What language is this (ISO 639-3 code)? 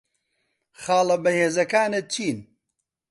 ckb